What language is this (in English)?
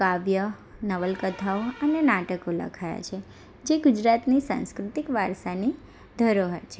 Gujarati